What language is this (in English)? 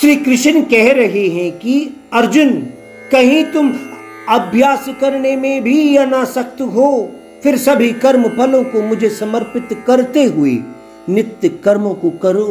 Hindi